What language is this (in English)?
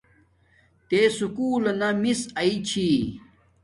Domaaki